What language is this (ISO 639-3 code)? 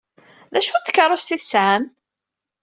kab